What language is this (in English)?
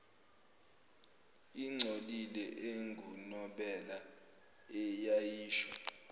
Zulu